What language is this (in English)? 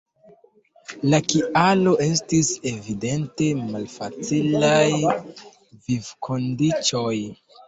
Esperanto